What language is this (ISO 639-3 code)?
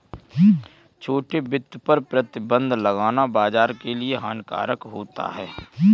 hin